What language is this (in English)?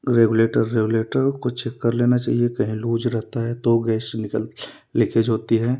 Hindi